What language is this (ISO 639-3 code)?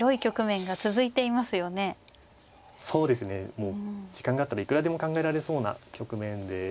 jpn